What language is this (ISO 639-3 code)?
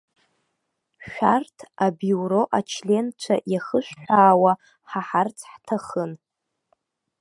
abk